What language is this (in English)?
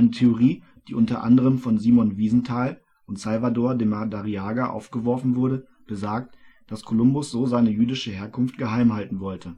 German